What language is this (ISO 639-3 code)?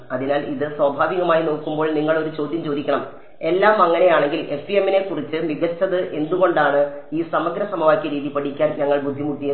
mal